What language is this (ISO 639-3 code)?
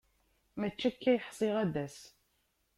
kab